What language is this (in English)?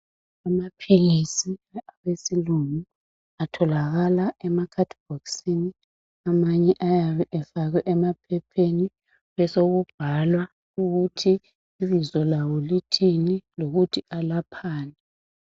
North Ndebele